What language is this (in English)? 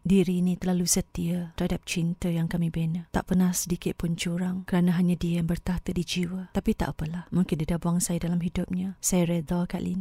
Malay